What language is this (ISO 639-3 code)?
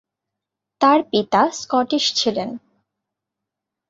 ben